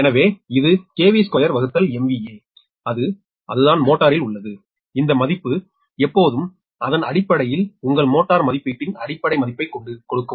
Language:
Tamil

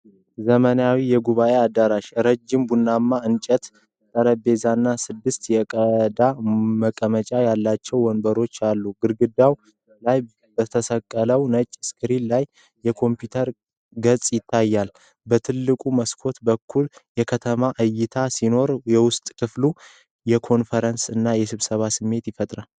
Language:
Amharic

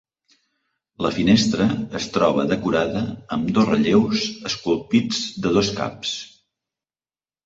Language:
Catalan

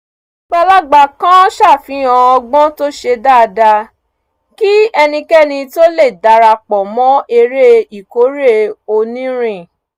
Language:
Yoruba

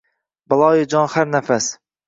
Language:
Uzbek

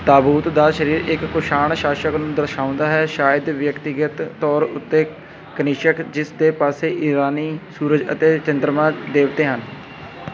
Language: Punjabi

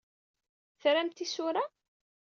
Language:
Kabyle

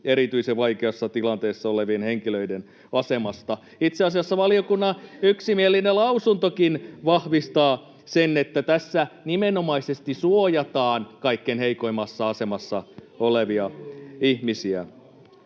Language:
Finnish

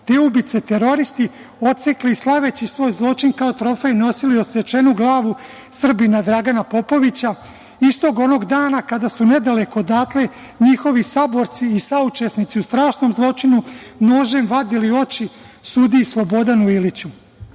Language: Serbian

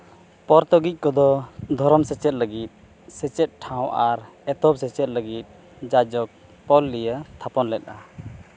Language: Santali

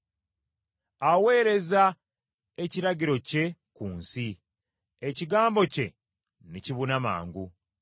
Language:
Ganda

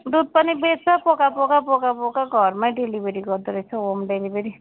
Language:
Nepali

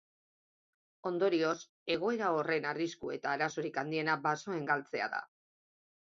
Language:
Basque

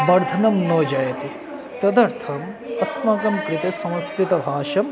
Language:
Sanskrit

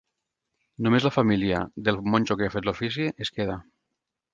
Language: Catalan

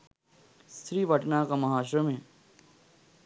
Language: Sinhala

